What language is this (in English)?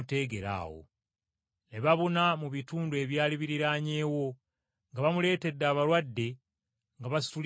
Ganda